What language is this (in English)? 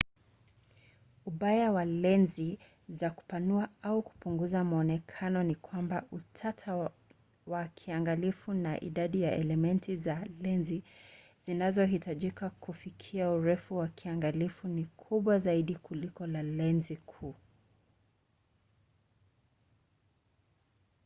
Swahili